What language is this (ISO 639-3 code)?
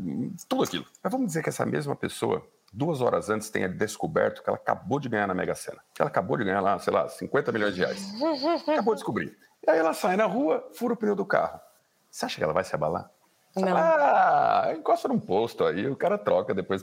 por